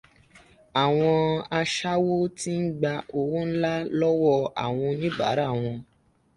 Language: Yoruba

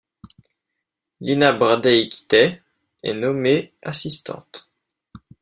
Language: French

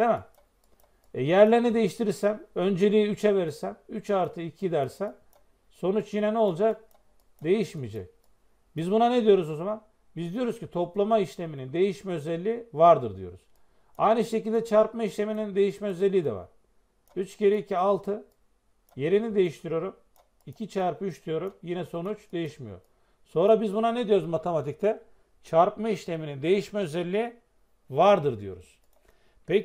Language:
Turkish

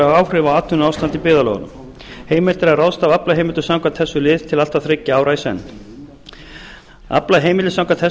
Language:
Icelandic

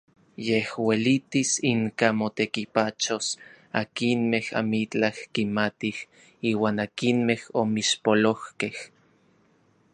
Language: Orizaba Nahuatl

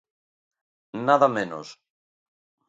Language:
Galician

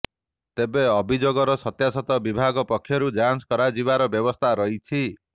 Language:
Odia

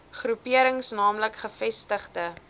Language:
Afrikaans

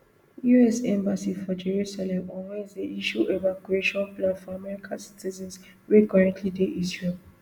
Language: Nigerian Pidgin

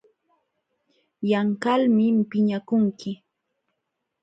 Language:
Jauja Wanca Quechua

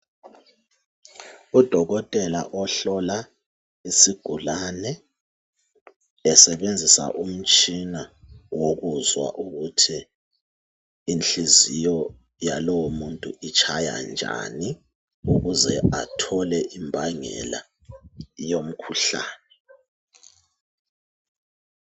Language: North Ndebele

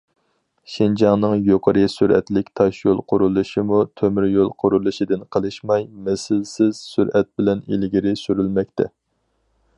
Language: Uyghur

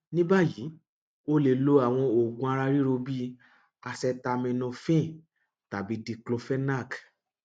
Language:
Yoruba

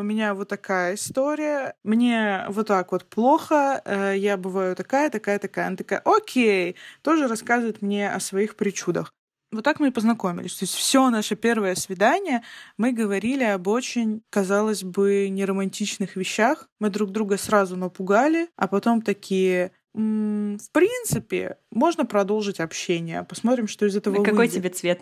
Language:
Russian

